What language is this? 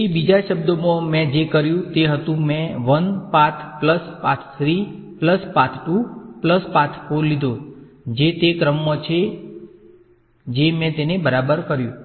Gujarati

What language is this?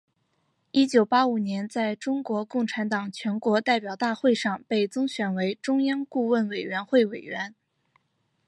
Chinese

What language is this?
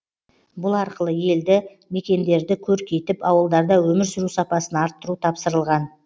Kazakh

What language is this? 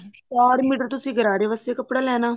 Punjabi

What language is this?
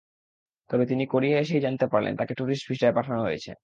Bangla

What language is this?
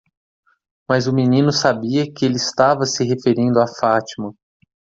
Portuguese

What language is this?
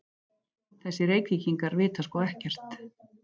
Icelandic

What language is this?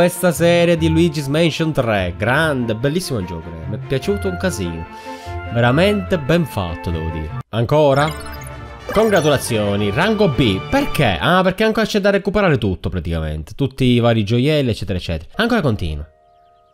Italian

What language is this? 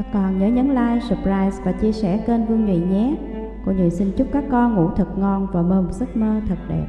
Vietnamese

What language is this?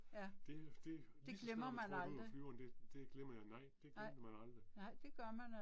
Danish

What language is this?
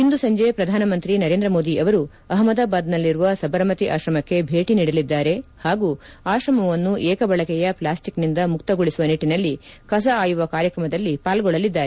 Kannada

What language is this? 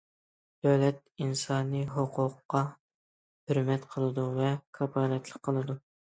Uyghur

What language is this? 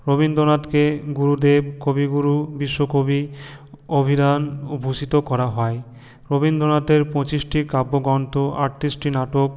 Bangla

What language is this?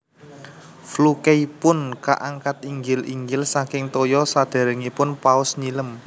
Javanese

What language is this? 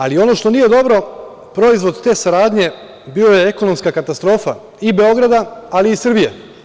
Serbian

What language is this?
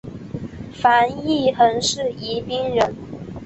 Chinese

